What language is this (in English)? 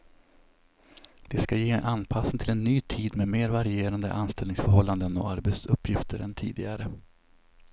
Swedish